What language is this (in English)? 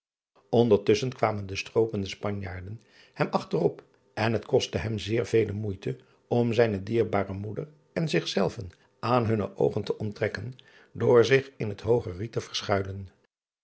Dutch